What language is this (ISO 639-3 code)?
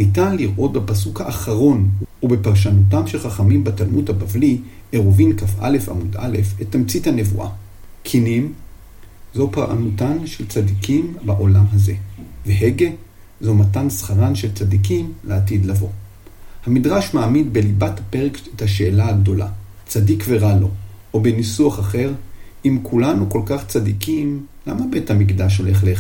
heb